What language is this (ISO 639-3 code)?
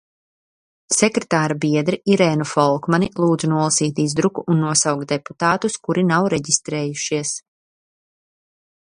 lav